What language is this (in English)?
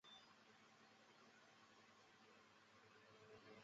Chinese